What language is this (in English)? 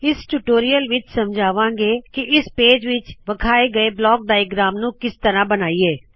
Punjabi